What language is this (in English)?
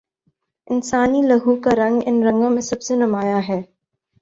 Urdu